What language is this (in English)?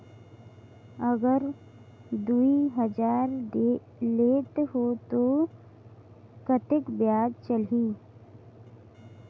Chhattisgarhi